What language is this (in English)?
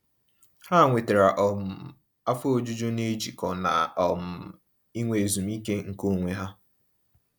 Igbo